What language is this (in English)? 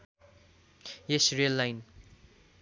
Nepali